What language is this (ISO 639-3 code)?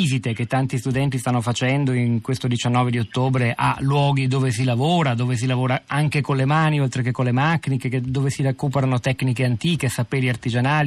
ita